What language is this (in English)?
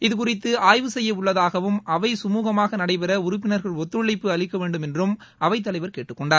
Tamil